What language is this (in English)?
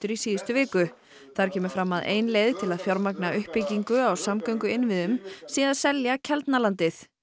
Icelandic